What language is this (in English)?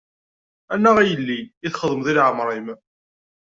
Kabyle